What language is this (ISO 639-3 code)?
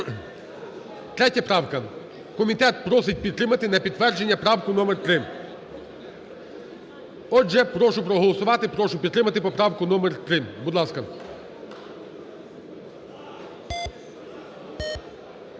ukr